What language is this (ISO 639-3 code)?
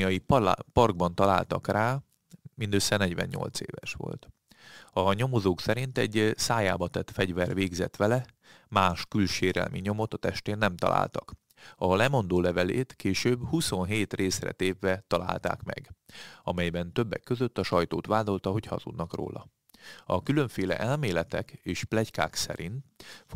hun